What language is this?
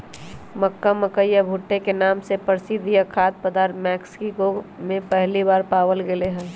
Magahi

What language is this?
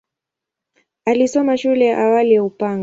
Swahili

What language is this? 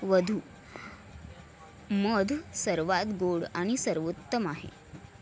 Marathi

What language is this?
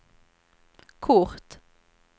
Swedish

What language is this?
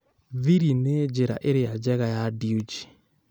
Kikuyu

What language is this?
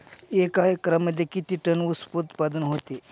Marathi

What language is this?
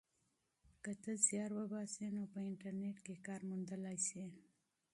Pashto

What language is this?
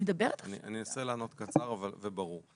Hebrew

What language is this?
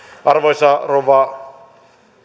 Finnish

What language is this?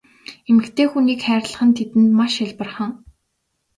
Mongolian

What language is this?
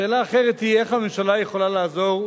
Hebrew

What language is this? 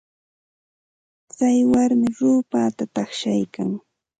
Santa Ana de Tusi Pasco Quechua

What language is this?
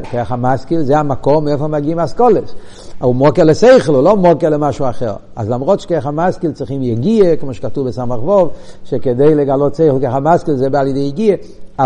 Hebrew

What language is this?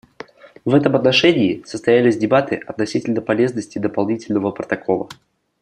Russian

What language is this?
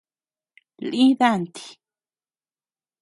Tepeuxila Cuicatec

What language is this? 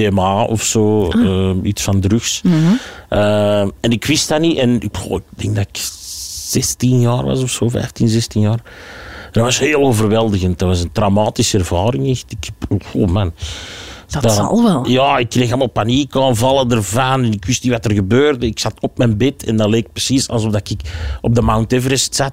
Dutch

